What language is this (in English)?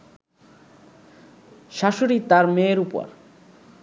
Bangla